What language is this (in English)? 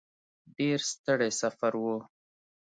Pashto